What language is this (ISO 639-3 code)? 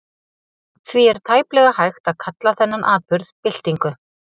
isl